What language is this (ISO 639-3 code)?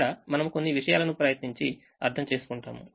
tel